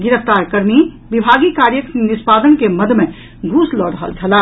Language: Maithili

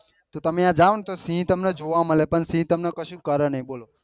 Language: Gujarati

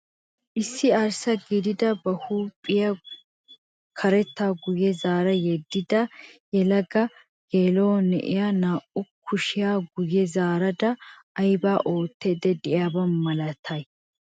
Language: Wolaytta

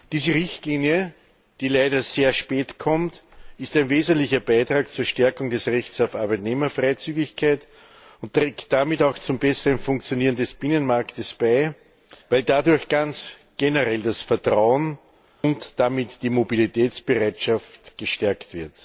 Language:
German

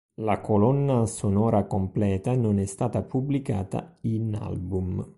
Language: Italian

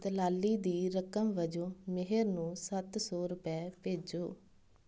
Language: Punjabi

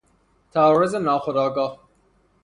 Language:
Persian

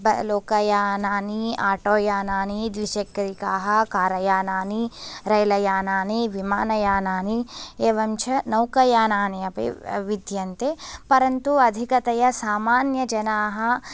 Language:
Sanskrit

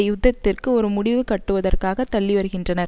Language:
Tamil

